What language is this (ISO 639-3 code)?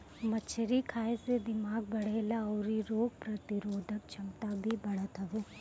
bho